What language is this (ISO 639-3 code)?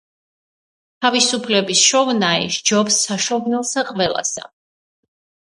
kat